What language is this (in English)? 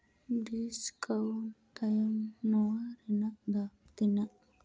Santali